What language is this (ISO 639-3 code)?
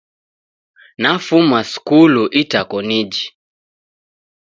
dav